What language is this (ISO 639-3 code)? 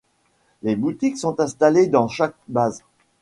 fra